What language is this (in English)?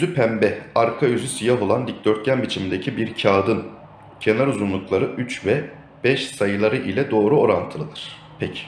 Turkish